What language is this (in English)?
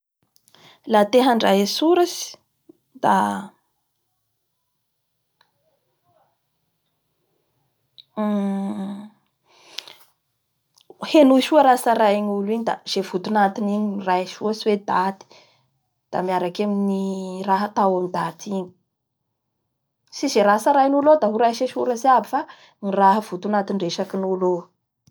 Bara Malagasy